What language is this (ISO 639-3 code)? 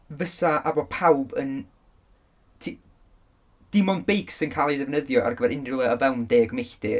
cym